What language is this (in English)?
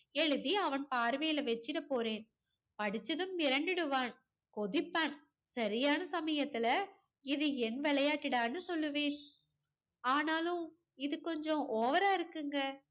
Tamil